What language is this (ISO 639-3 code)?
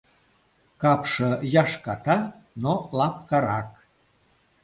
chm